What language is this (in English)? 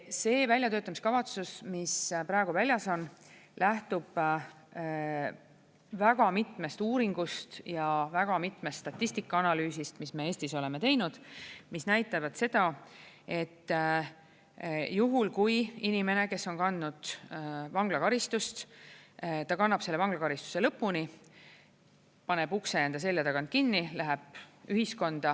Estonian